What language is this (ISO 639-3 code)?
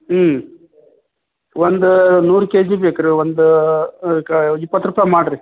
kan